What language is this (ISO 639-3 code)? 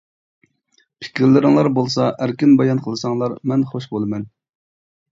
uig